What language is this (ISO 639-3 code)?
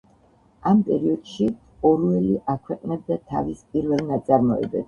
kat